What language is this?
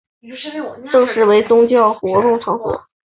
Chinese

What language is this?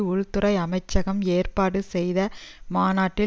Tamil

